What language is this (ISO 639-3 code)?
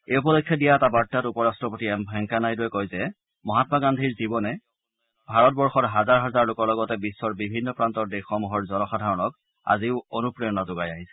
asm